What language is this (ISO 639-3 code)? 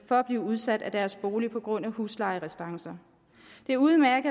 dan